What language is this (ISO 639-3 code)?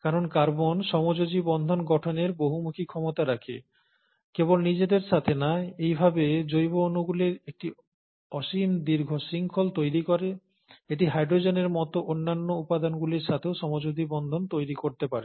ben